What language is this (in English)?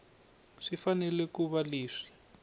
Tsonga